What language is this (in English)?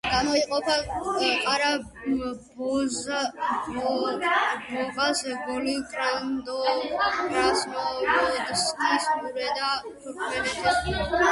Georgian